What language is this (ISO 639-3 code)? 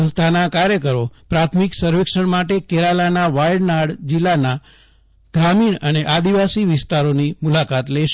guj